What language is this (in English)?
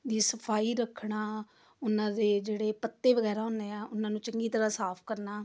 Punjabi